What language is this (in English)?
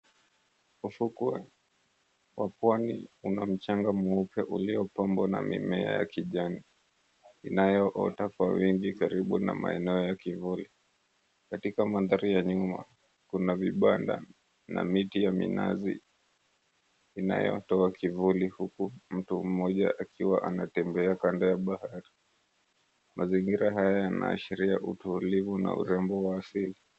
Swahili